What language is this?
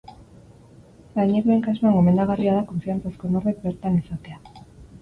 Basque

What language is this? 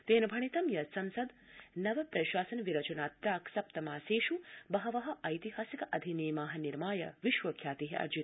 Sanskrit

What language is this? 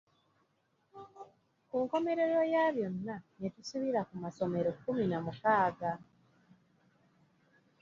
Ganda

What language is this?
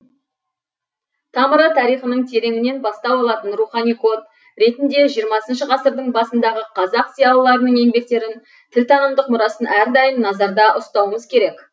Kazakh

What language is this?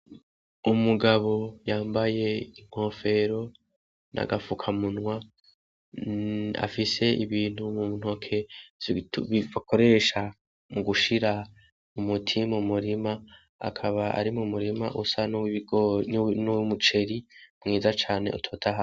Rundi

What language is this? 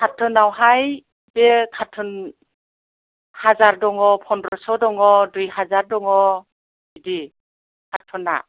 Bodo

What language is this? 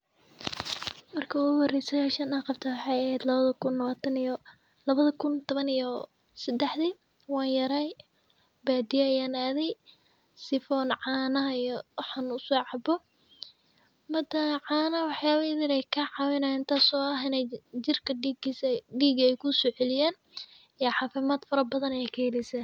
Somali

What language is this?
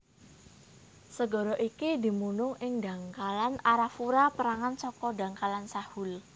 Javanese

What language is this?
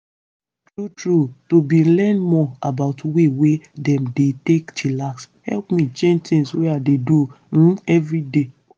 Nigerian Pidgin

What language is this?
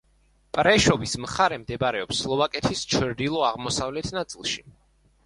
Georgian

